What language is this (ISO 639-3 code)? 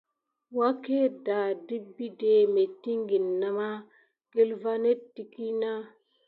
gid